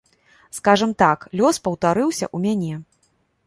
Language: Belarusian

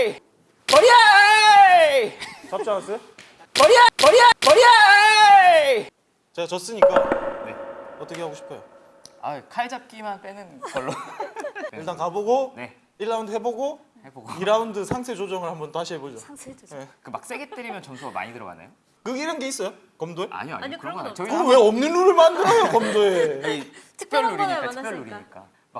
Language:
Korean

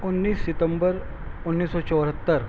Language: Urdu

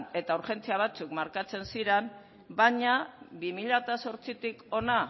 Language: Basque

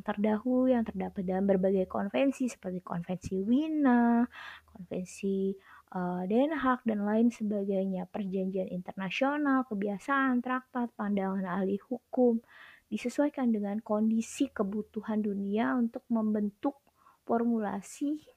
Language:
Indonesian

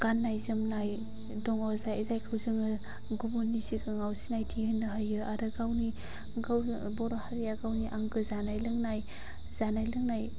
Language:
Bodo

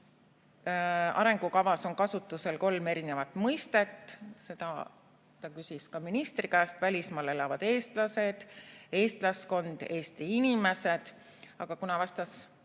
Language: Estonian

